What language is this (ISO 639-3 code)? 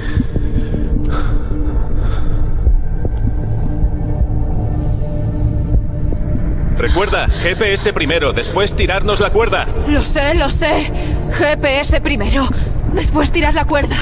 spa